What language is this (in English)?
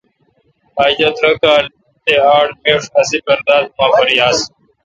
Kalkoti